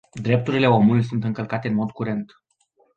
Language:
Romanian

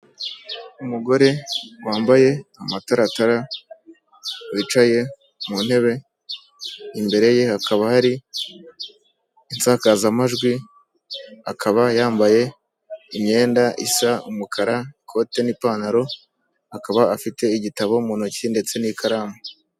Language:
Kinyarwanda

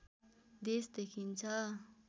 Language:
Nepali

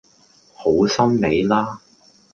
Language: Cantonese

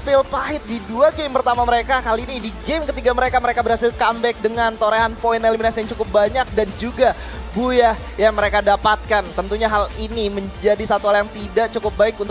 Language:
Indonesian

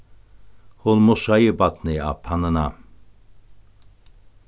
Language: Faroese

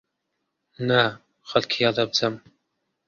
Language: Central Kurdish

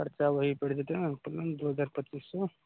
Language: Maithili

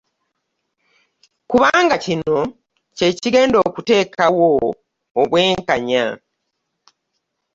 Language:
Ganda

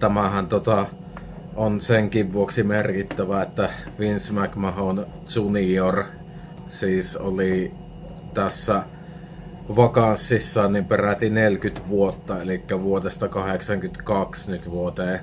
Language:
Finnish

